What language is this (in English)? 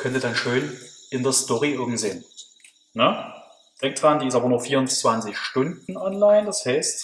German